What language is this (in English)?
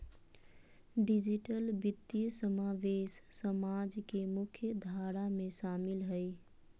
Magahi